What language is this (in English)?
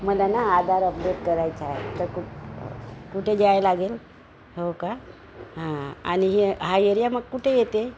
Marathi